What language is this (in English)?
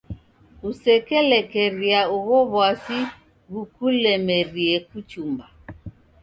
Taita